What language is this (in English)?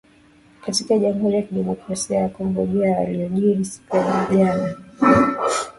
Swahili